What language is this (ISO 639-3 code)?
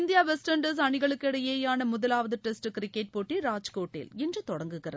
tam